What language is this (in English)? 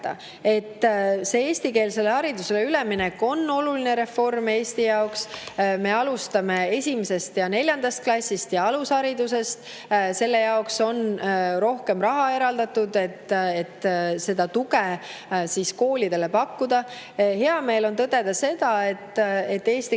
Estonian